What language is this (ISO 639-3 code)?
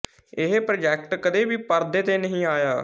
pan